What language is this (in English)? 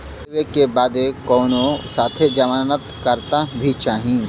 Bhojpuri